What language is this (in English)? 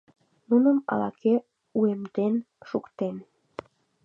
Mari